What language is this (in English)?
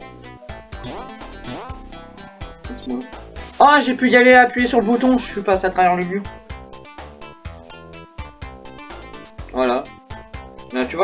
French